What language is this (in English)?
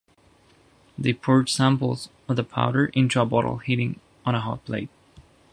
English